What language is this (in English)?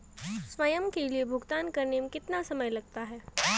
Hindi